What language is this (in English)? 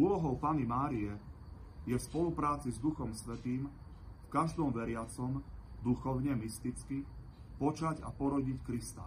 Slovak